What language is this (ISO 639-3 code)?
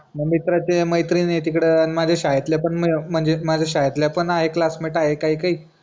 mar